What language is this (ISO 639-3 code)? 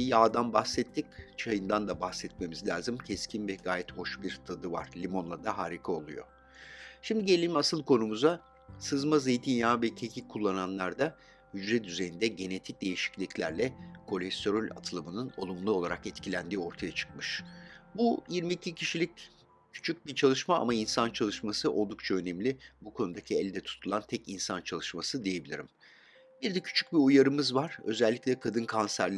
tur